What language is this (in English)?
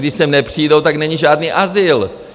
Czech